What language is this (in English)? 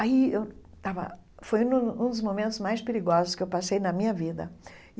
Portuguese